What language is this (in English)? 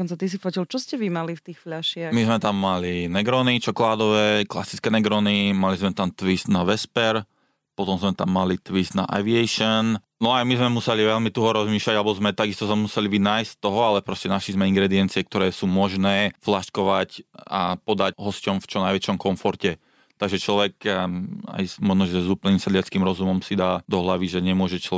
Slovak